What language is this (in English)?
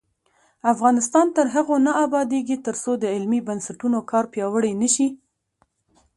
Pashto